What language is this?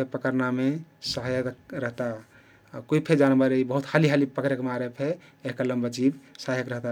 Kathoriya Tharu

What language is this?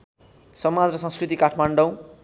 Nepali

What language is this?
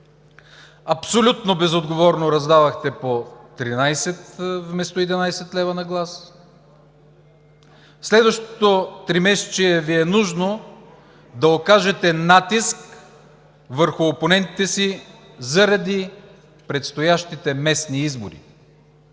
Bulgarian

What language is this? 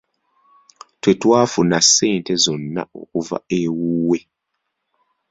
Ganda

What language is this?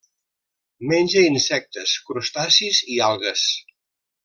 Catalan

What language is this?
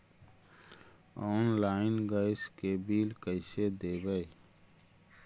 Magahi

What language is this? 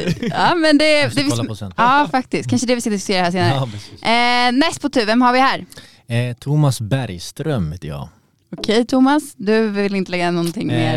Swedish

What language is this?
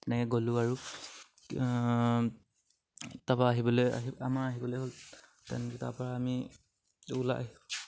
Assamese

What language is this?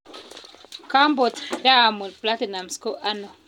Kalenjin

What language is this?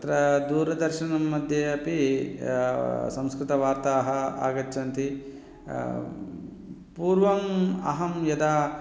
Sanskrit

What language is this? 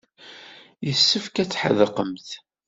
Kabyle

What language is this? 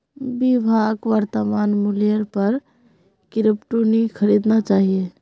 Magahi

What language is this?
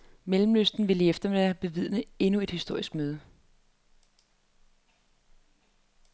Danish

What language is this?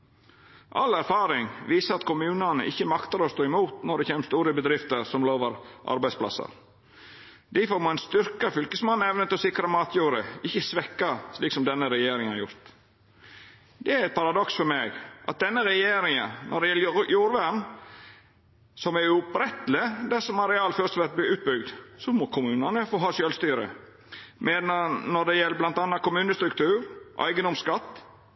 Norwegian Nynorsk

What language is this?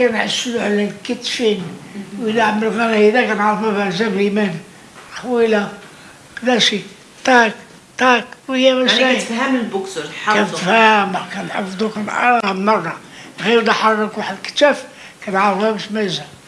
Arabic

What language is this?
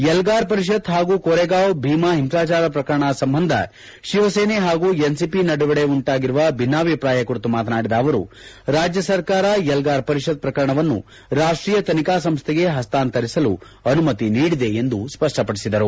Kannada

